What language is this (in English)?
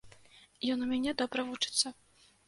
Belarusian